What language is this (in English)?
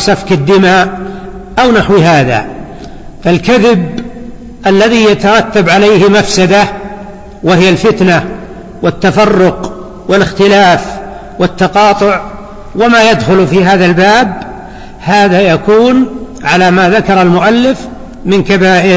Arabic